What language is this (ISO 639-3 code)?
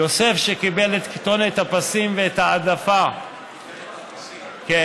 heb